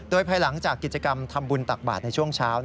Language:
Thai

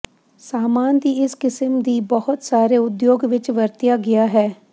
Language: Punjabi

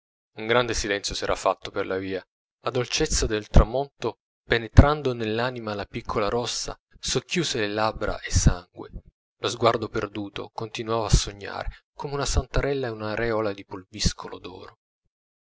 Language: Italian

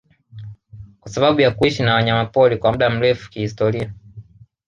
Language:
Swahili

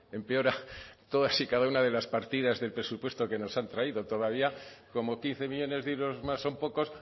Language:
Spanish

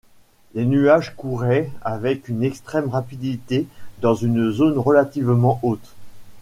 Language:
French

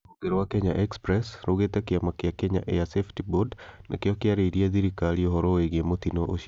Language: Kikuyu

